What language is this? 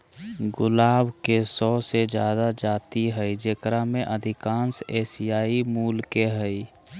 Magahi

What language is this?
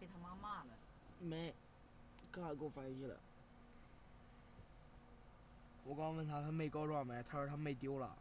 Chinese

